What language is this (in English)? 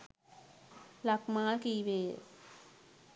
Sinhala